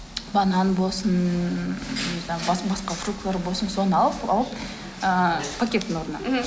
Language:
Kazakh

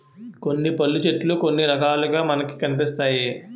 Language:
Telugu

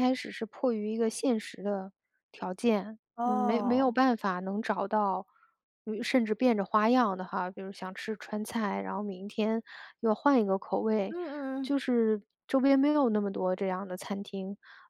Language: Chinese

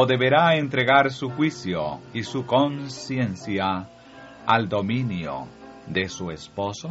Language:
Spanish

